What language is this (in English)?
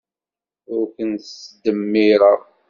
Kabyle